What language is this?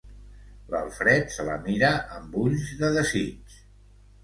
Catalan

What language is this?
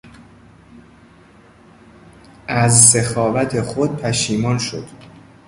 Persian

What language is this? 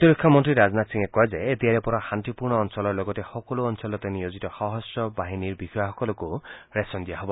Assamese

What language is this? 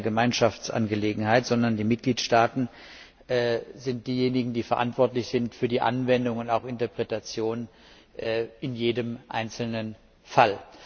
German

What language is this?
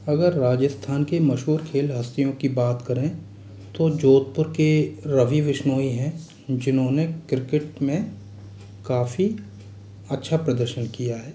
Hindi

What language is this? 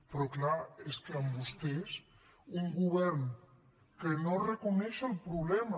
Catalan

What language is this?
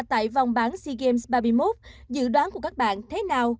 Vietnamese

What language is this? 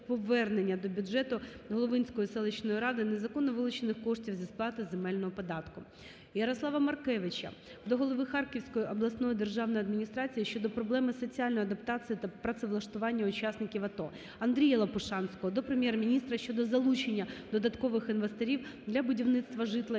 Ukrainian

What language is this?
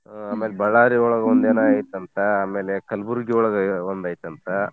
Kannada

